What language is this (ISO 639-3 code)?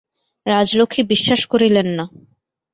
ben